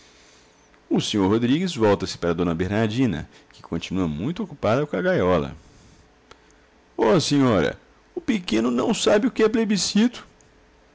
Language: Portuguese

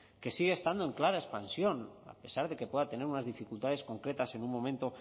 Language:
Spanish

